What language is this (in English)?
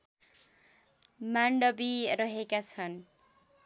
Nepali